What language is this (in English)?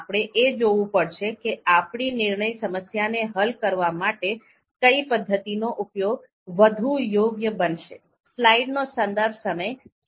Gujarati